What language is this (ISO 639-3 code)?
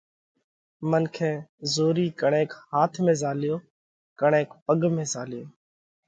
kvx